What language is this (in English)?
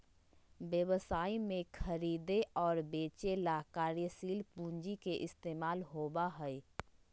Magahi